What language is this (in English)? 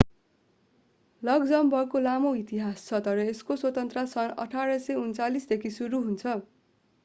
Nepali